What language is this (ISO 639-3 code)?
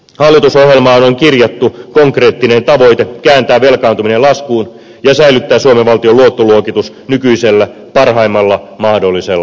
fin